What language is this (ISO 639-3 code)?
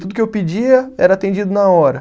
por